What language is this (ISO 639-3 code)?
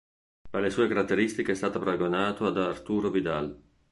ita